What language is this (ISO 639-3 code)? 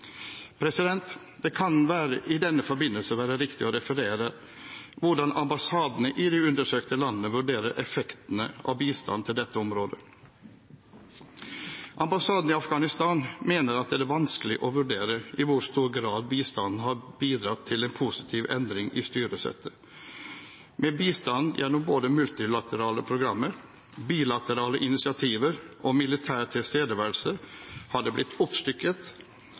nob